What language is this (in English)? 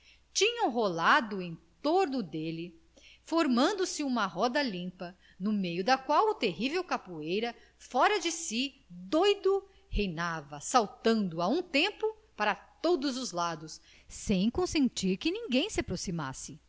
Portuguese